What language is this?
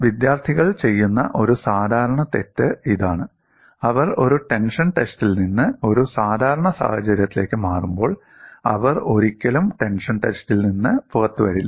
Malayalam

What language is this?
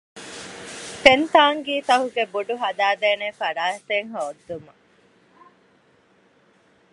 Divehi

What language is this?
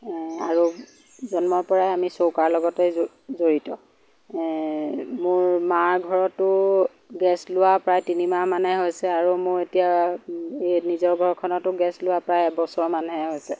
Assamese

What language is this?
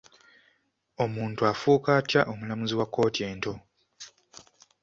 Ganda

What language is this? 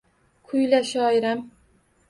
Uzbek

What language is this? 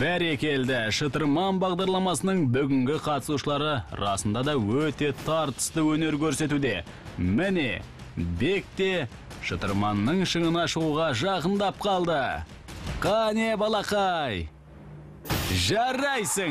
Turkish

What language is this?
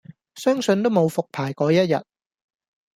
Cantonese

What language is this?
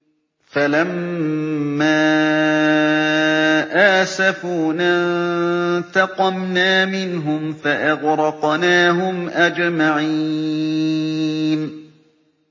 Arabic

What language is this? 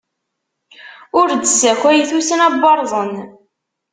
Kabyle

